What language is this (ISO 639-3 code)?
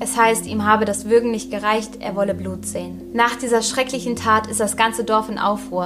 deu